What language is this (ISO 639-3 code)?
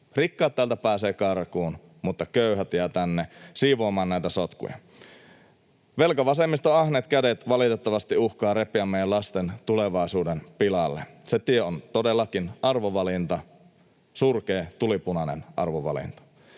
fin